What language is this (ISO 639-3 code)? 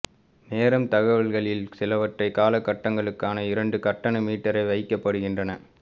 tam